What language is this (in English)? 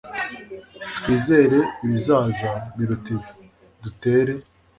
Kinyarwanda